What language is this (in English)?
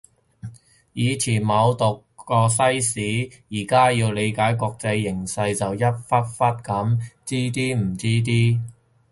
Cantonese